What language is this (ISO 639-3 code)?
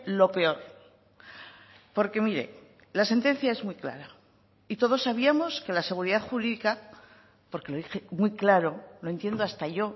spa